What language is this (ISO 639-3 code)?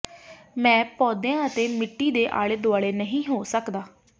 pan